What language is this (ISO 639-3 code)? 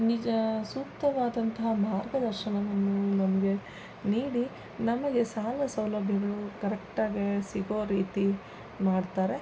kan